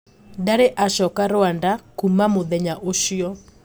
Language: Kikuyu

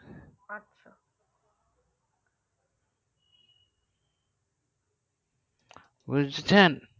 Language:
Bangla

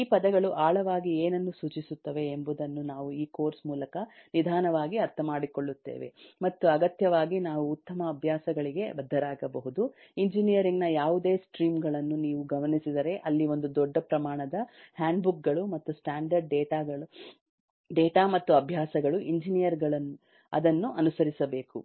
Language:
Kannada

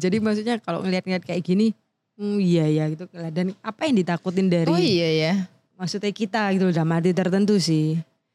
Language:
Indonesian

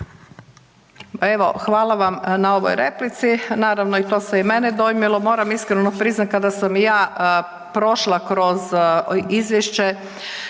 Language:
Croatian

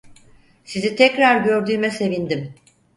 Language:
Turkish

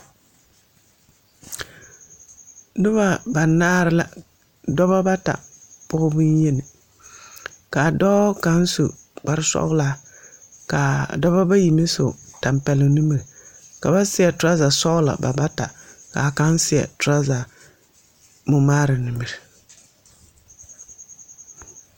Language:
Southern Dagaare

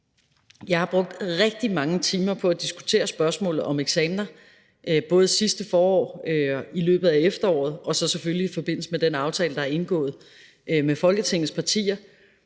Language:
Danish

